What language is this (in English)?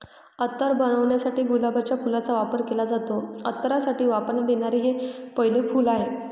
Marathi